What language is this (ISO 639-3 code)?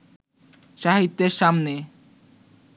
ben